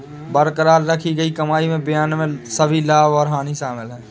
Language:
Hindi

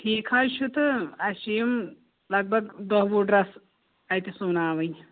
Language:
Kashmiri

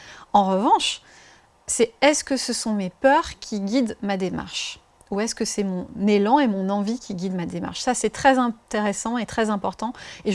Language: French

